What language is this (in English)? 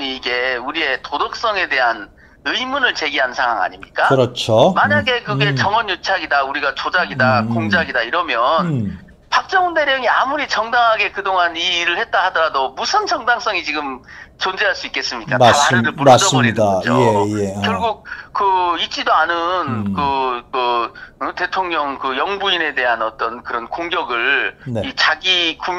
Korean